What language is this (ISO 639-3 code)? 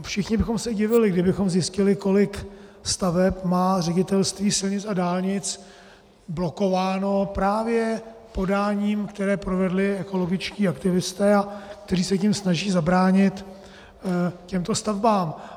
ces